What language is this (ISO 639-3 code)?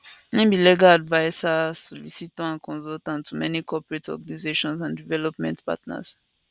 pcm